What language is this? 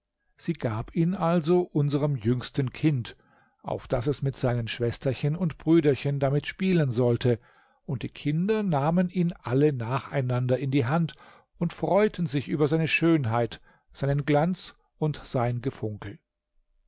German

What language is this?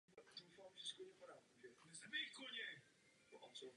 Czech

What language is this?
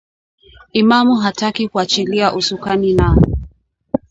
Swahili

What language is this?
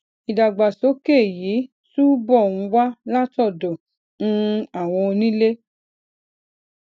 Yoruba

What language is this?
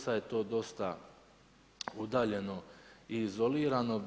Croatian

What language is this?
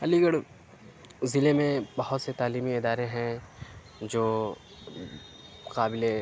Urdu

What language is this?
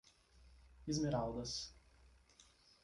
Portuguese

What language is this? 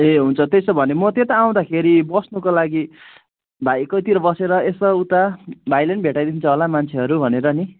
Nepali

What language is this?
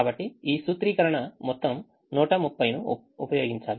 Telugu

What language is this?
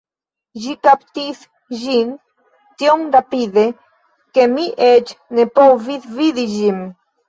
Esperanto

